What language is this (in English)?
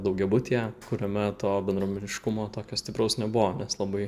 Lithuanian